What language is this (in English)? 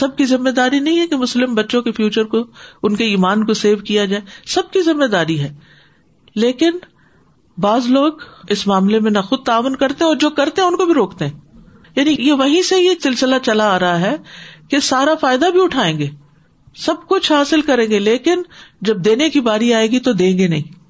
Urdu